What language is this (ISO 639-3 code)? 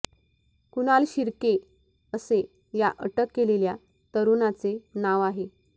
mar